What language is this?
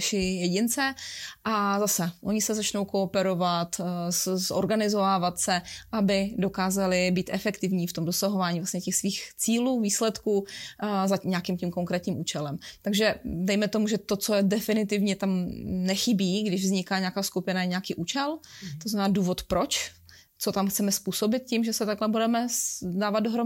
Czech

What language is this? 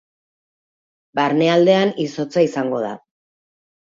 Basque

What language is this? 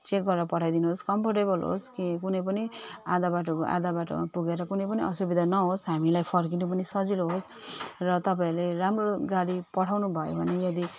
Nepali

